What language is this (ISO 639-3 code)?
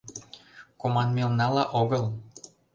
chm